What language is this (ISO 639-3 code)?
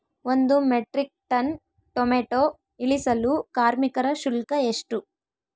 kan